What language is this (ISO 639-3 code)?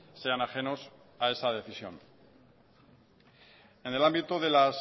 spa